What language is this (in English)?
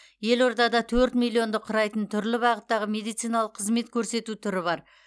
Kazakh